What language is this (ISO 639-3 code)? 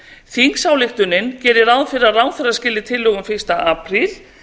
isl